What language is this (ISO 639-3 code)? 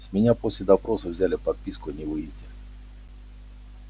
rus